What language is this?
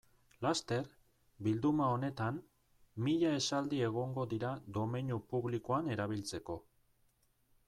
Basque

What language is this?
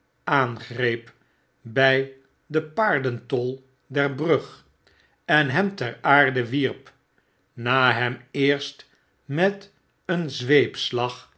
Dutch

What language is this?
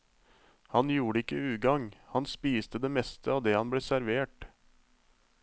Norwegian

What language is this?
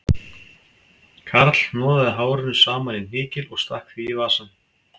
Icelandic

